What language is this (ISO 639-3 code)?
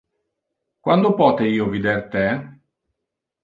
ina